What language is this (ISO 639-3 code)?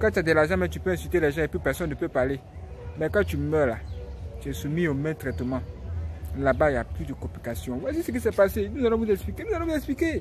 fra